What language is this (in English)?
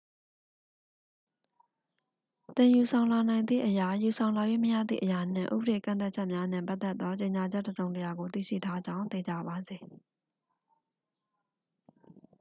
Burmese